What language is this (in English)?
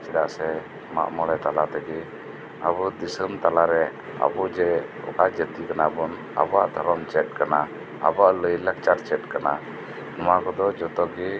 Santali